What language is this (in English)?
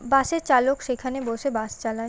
Bangla